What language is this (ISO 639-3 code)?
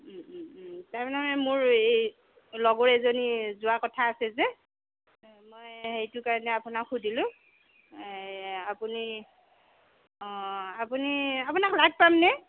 asm